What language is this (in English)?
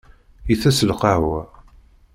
Kabyle